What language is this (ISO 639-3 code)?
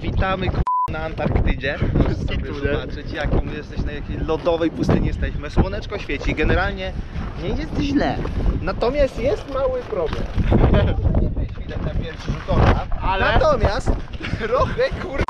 pol